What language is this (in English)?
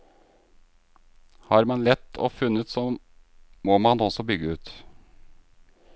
Norwegian